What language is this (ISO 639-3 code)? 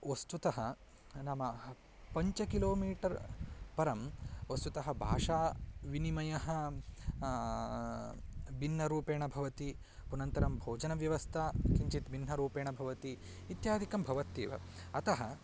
san